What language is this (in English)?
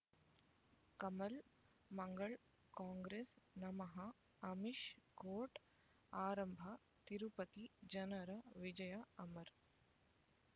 Kannada